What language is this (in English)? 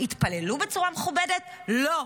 Hebrew